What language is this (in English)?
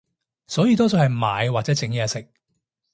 Cantonese